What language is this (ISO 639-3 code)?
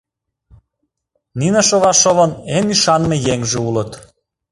chm